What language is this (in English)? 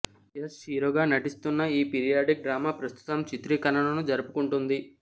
Telugu